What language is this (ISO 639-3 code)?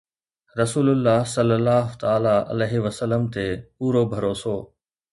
snd